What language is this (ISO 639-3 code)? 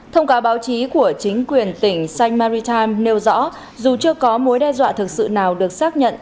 vie